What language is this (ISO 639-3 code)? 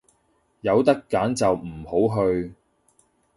yue